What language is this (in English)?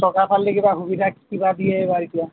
Assamese